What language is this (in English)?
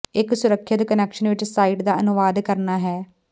Punjabi